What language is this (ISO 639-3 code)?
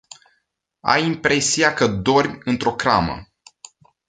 ron